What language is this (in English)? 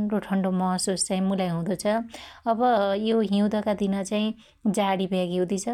Dotyali